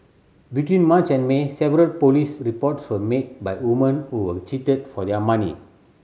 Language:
English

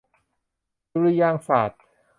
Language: Thai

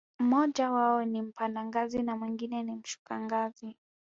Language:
Swahili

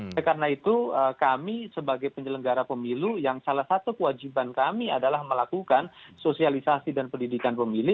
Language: Indonesian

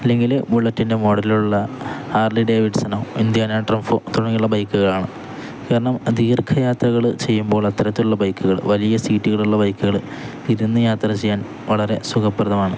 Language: Malayalam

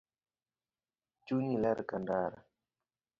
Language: Luo (Kenya and Tanzania)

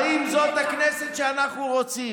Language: Hebrew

